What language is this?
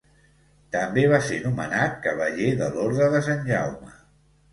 Catalan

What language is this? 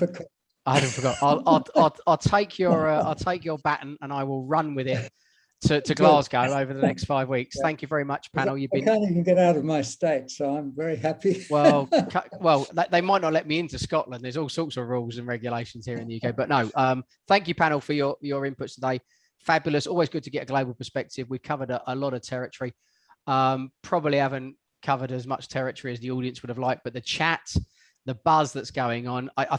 English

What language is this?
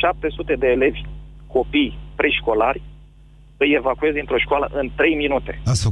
Romanian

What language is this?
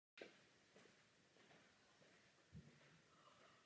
Czech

